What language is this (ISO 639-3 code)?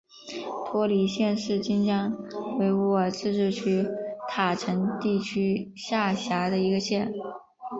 zho